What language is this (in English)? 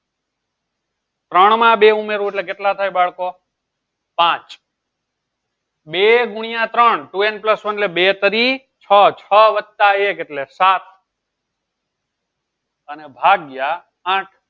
Gujarati